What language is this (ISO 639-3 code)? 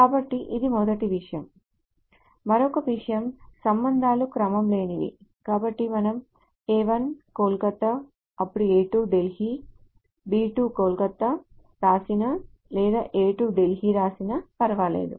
tel